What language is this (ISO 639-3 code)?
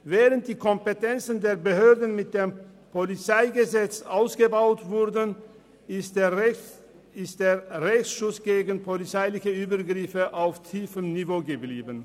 gsw